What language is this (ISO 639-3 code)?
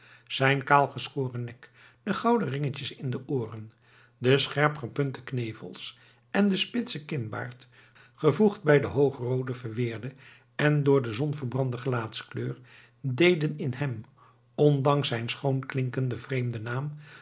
nld